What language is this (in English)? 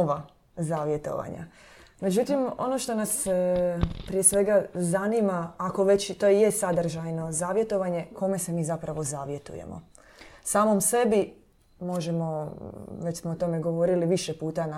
Croatian